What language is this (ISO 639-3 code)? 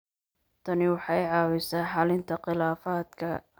som